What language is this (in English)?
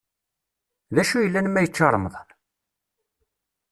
Kabyle